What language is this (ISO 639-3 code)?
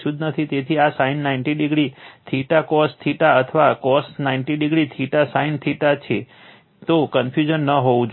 guj